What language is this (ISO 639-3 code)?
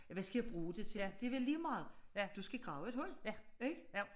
dan